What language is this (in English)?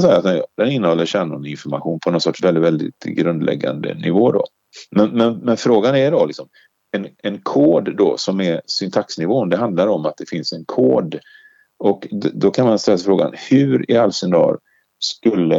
Swedish